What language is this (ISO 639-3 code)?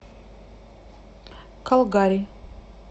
rus